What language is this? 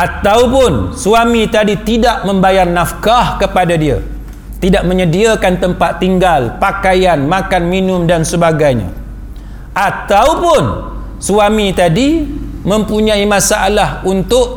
Malay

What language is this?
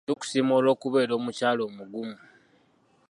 Ganda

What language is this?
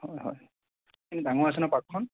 Assamese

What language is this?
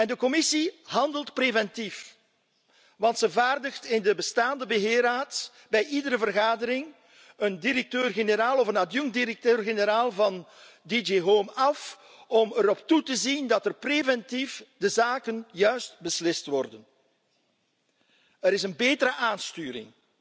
Dutch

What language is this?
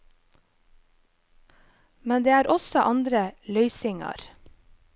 Norwegian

